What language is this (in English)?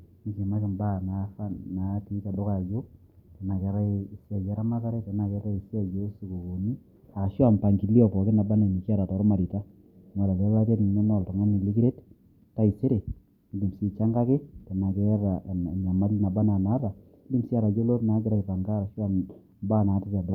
Masai